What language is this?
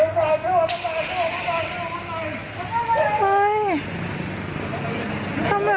Thai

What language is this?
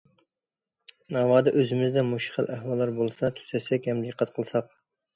Uyghur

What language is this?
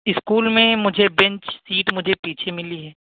Urdu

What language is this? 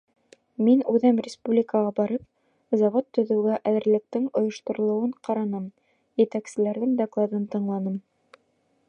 Bashkir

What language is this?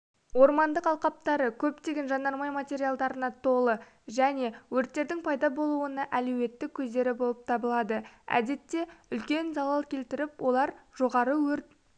Kazakh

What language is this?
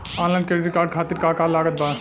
Bhojpuri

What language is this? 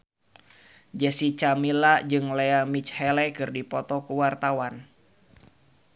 Sundanese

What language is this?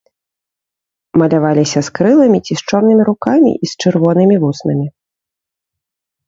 Belarusian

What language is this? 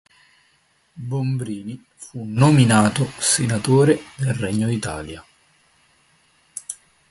Italian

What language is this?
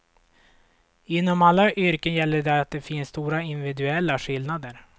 Swedish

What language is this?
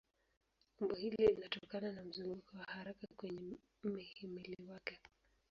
Swahili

